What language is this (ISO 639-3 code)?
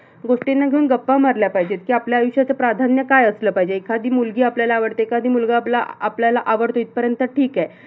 mar